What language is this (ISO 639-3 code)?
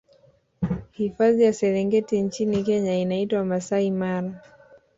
swa